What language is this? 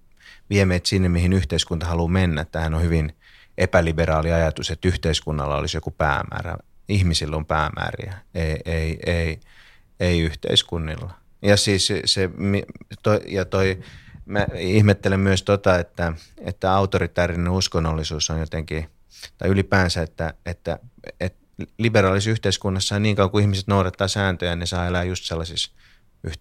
Finnish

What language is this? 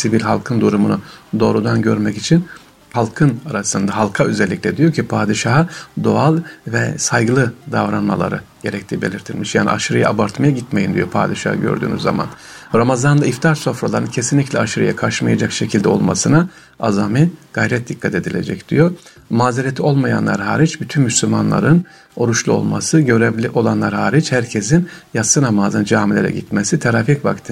Turkish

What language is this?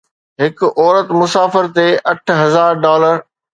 Sindhi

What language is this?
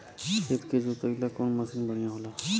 Bhojpuri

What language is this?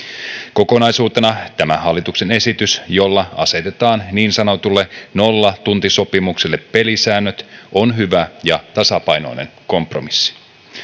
Finnish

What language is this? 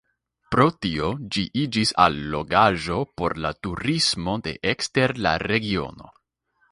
Esperanto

